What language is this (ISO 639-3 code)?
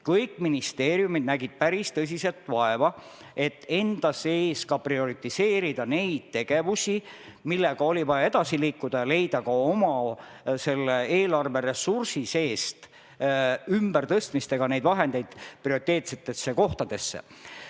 est